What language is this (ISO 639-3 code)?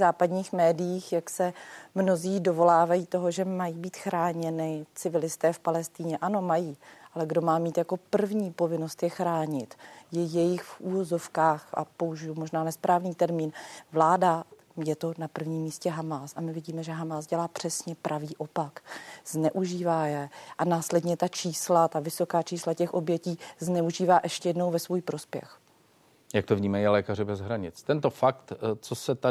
ces